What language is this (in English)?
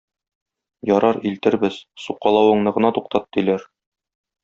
Tatar